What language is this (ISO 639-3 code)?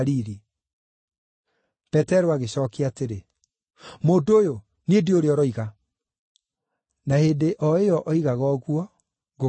kik